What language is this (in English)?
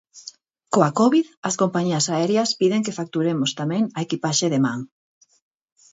Galician